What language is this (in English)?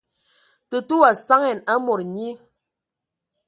Ewondo